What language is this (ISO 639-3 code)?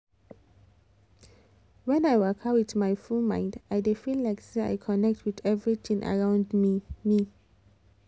pcm